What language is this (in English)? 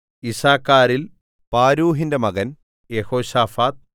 Malayalam